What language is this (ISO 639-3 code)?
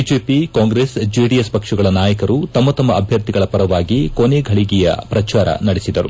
kan